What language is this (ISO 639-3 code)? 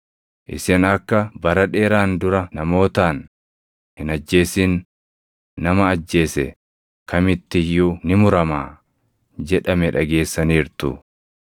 orm